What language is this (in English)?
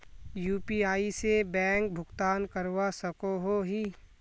Magahi